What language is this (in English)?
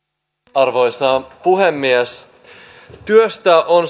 Finnish